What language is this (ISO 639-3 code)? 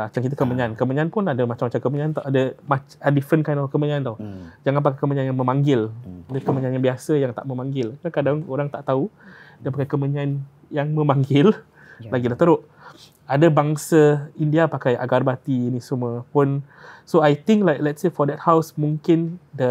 msa